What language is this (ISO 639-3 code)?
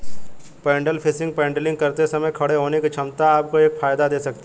hin